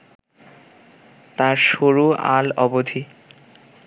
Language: Bangla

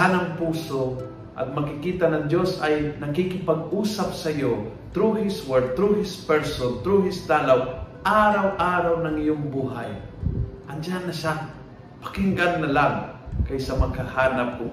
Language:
Filipino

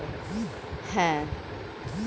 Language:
Bangla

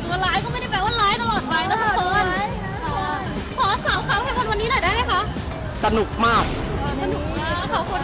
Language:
Thai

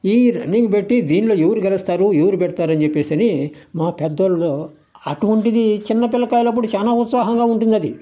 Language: Telugu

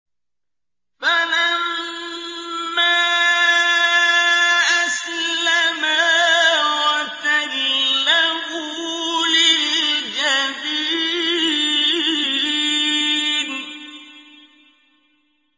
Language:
Arabic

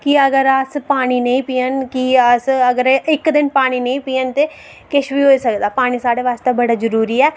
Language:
Dogri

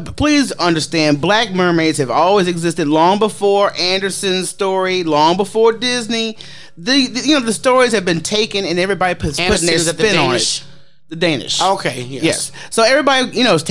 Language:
English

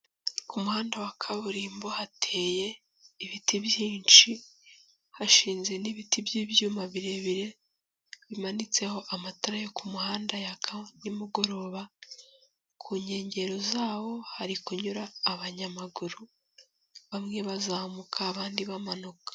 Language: Kinyarwanda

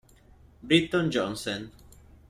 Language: Italian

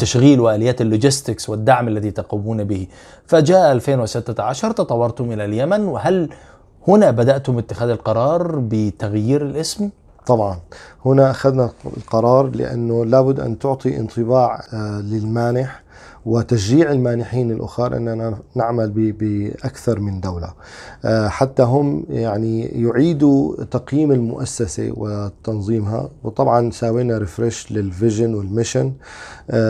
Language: Arabic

